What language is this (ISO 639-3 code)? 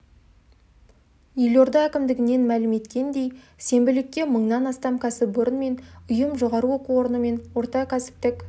kaz